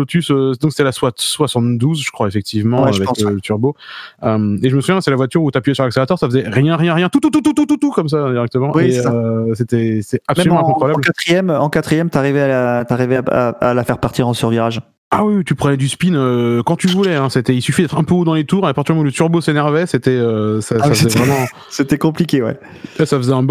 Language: French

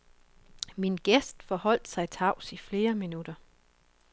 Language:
Danish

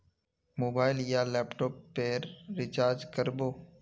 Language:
Magahi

